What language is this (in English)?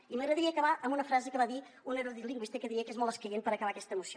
Catalan